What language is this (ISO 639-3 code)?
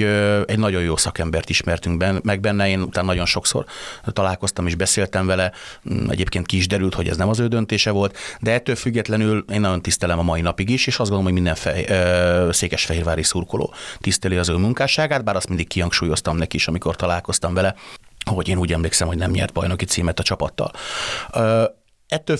hun